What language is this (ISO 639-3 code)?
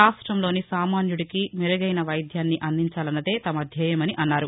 tel